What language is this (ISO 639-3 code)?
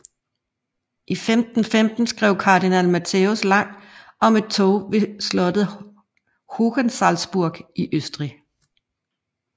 dan